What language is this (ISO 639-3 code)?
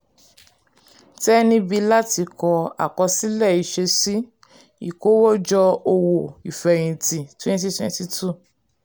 yor